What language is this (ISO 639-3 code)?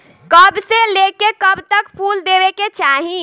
bho